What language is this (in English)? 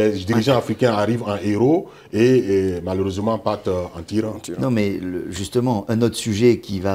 French